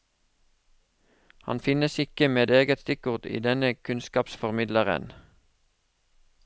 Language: Norwegian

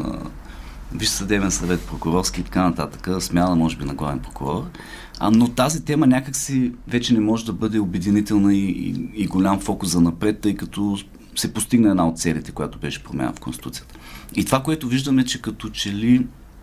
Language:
Bulgarian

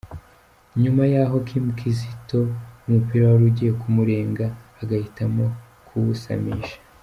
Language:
Kinyarwanda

